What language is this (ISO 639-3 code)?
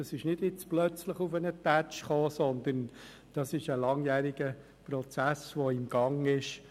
gsw